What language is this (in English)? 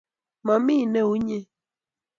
Kalenjin